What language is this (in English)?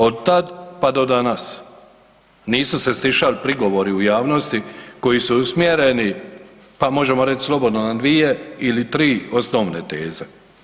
Croatian